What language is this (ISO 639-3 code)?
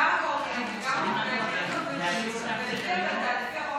heb